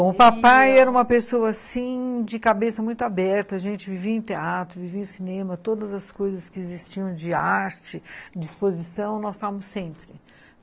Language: Portuguese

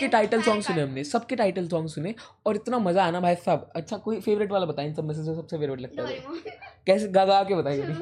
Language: Hindi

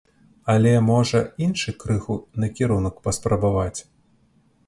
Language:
Belarusian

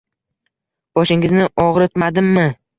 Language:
Uzbek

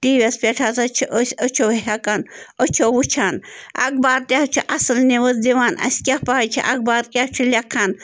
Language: Kashmiri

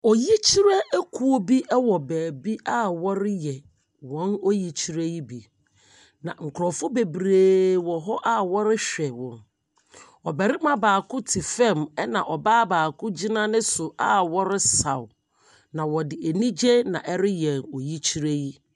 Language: Akan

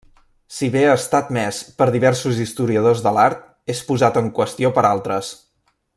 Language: Catalan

